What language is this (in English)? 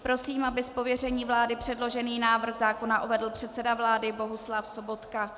Czech